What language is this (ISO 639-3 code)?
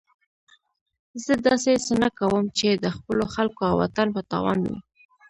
pus